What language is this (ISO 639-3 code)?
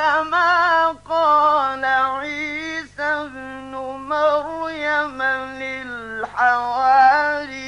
ara